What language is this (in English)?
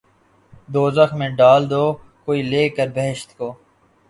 Urdu